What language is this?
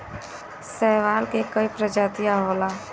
Bhojpuri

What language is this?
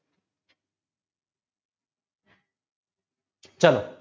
Gujarati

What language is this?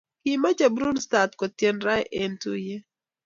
Kalenjin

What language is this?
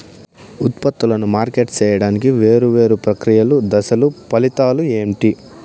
Telugu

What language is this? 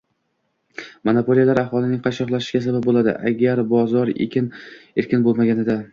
Uzbek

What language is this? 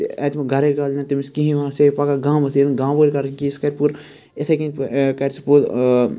Kashmiri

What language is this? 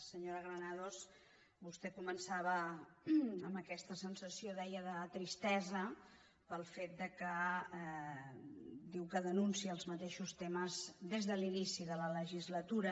Catalan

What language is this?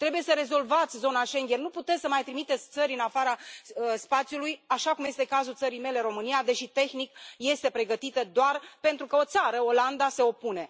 Romanian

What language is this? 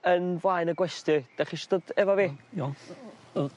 Welsh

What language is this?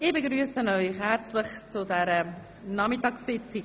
Swiss German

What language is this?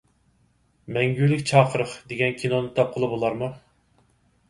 Uyghur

